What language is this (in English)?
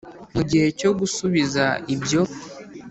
Kinyarwanda